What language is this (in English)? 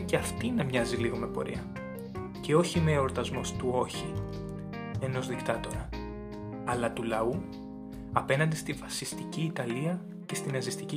Greek